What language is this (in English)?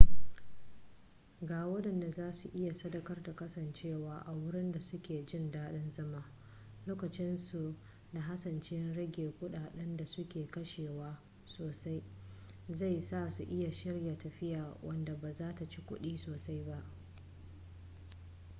Hausa